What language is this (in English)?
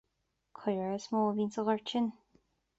Irish